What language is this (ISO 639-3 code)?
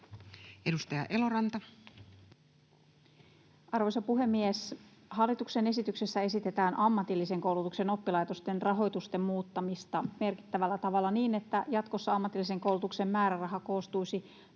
fin